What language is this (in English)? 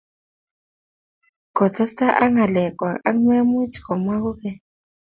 Kalenjin